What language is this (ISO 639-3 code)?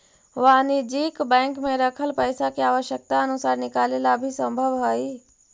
mag